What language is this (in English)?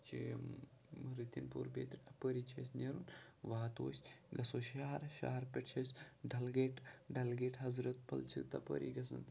Kashmiri